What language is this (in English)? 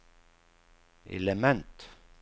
Swedish